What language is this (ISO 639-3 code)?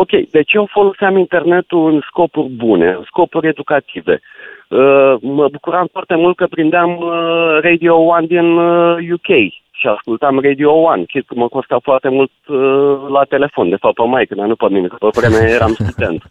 ron